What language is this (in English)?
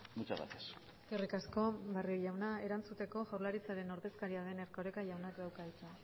Basque